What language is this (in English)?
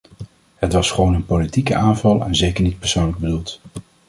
Dutch